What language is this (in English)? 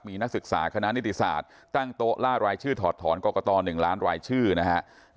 Thai